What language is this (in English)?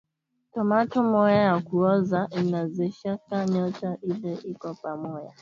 Swahili